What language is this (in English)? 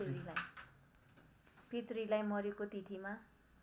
Nepali